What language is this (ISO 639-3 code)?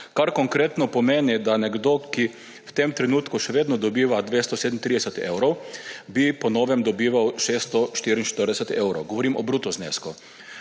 slv